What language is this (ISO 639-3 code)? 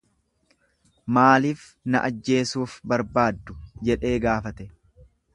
orm